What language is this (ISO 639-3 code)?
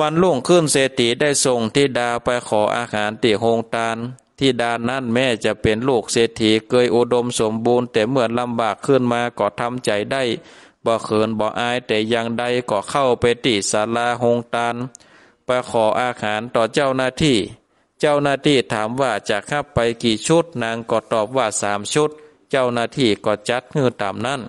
tha